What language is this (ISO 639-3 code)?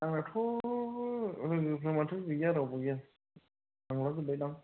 brx